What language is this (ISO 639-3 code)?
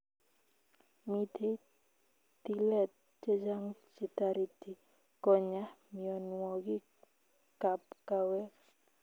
kln